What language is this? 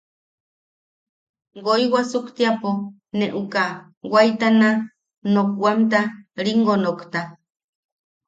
Yaqui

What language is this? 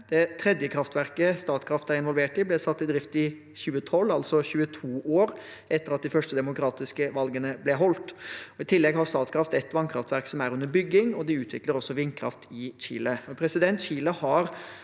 Norwegian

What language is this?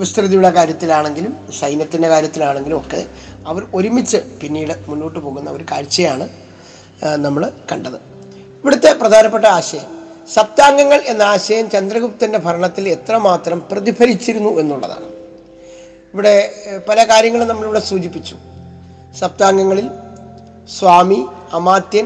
Malayalam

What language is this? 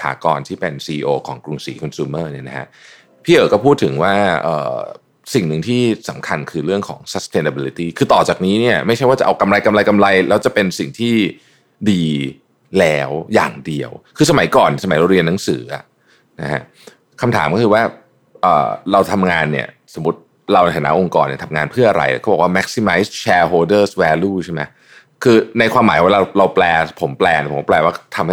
Thai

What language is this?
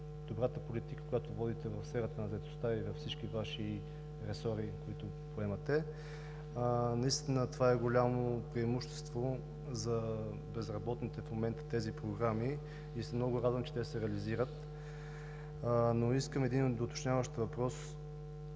Bulgarian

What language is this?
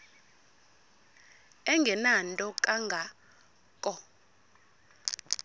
Xhosa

